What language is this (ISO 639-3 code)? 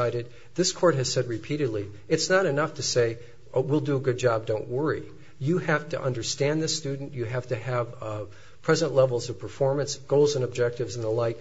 eng